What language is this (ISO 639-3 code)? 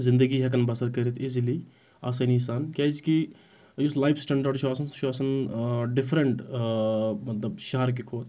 kas